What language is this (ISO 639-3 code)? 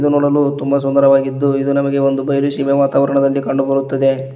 kan